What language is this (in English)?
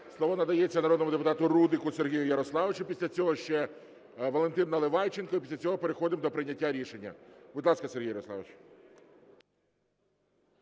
Ukrainian